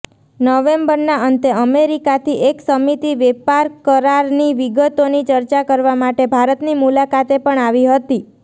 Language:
Gujarati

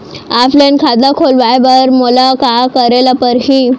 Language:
Chhattisgarhi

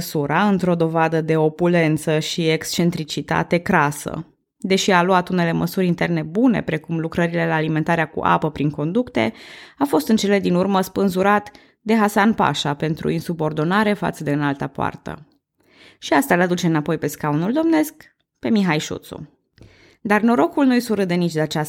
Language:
Romanian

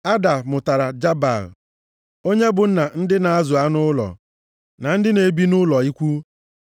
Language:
Igbo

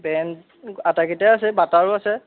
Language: Assamese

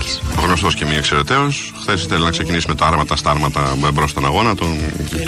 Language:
Greek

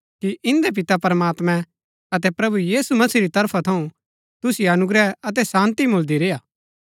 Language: Gaddi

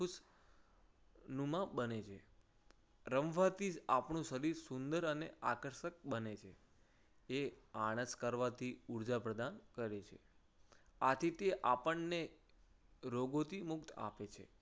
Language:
Gujarati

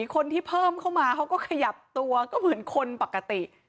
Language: Thai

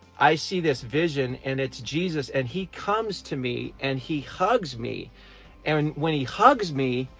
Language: English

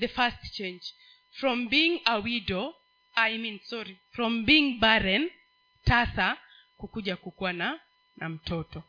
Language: Swahili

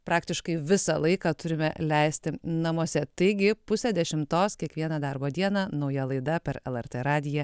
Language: Lithuanian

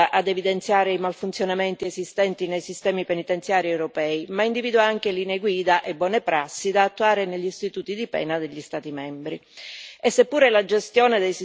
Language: Italian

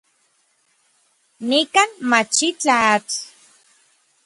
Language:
Orizaba Nahuatl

